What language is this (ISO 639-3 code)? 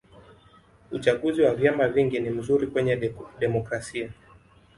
swa